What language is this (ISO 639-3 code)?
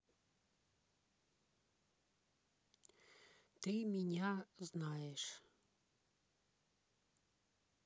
rus